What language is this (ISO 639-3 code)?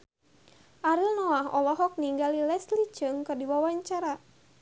sun